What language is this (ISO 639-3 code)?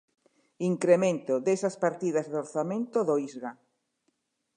glg